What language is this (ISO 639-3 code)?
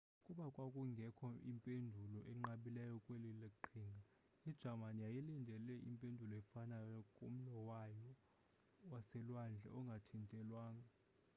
xho